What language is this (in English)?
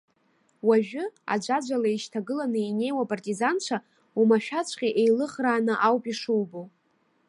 Abkhazian